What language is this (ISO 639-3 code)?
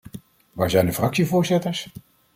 nld